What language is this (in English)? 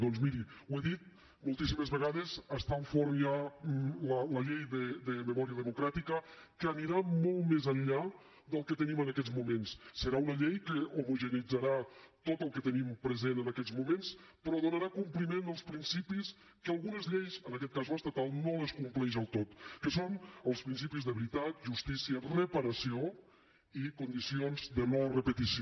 Catalan